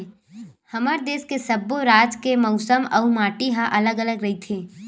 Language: Chhattisgarhi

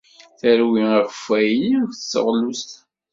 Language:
Kabyle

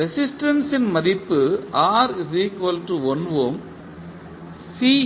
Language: Tamil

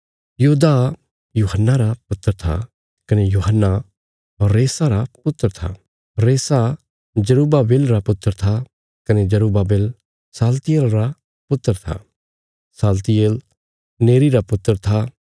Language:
Bilaspuri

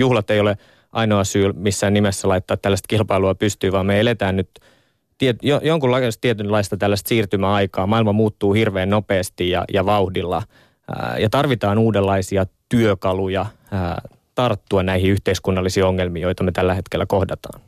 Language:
Finnish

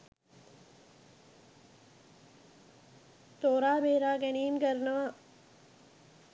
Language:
Sinhala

